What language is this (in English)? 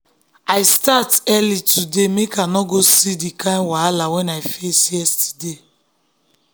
Nigerian Pidgin